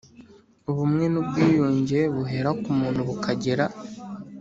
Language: Kinyarwanda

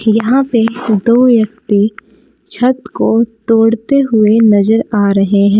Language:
Hindi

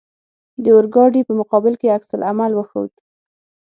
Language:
Pashto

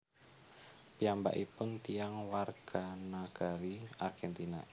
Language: Javanese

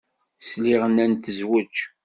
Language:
Kabyle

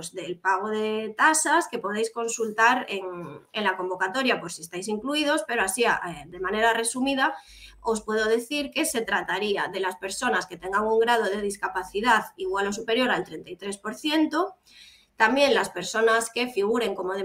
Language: Spanish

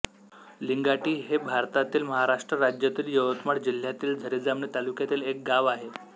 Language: Marathi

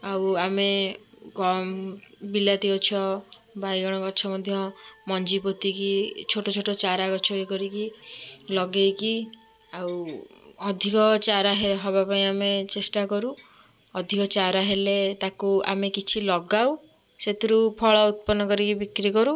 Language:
Odia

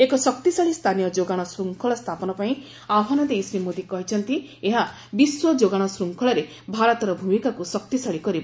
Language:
Odia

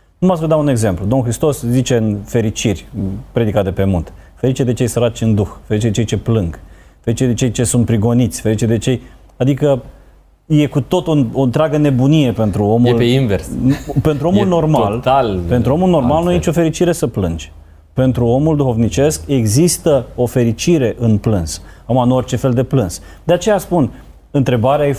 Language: Romanian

